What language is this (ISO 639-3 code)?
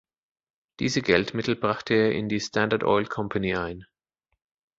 deu